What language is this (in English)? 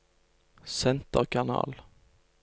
Norwegian